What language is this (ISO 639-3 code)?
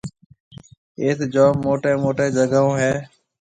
mve